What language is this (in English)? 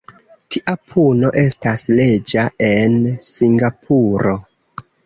Esperanto